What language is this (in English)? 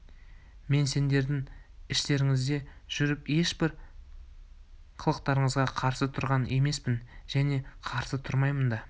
Kazakh